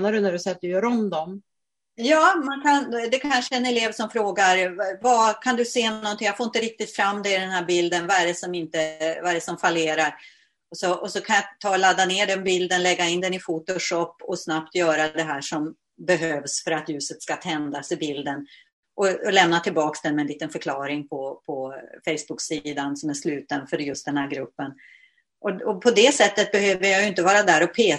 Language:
Swedish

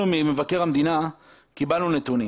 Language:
Hebrew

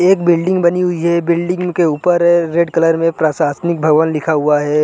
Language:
Hindi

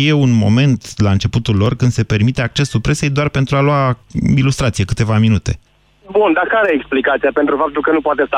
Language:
Romanian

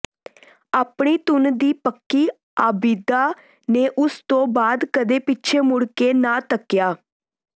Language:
Punjabi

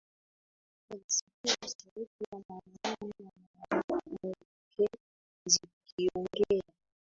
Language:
Swahili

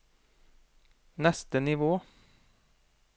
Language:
Norwegian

